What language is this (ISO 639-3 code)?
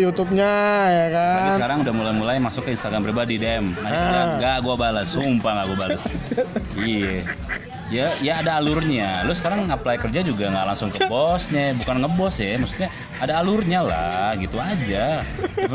ind